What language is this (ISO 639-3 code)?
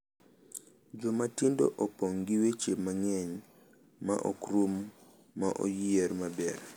luo